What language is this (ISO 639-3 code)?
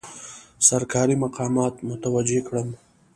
pus